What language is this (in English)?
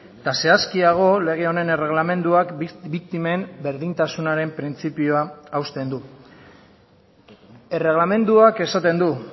Basque